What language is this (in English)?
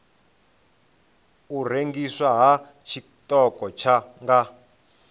Venda